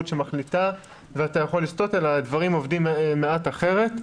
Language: Hebrew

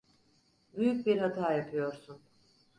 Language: Turkish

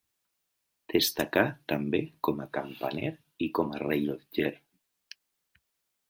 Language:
Catalan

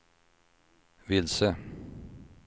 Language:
Swedish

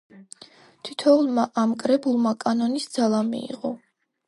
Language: Georgian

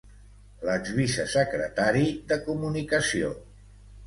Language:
Catalan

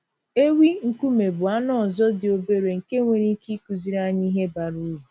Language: Igbo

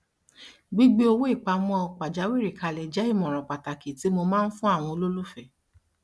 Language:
Yoruba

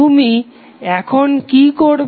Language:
Bangla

